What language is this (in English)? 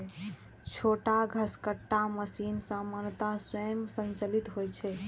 Maithili